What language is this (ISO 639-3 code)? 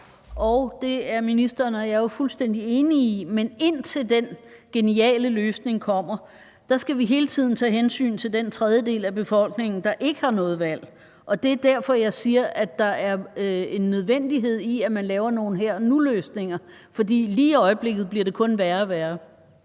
dan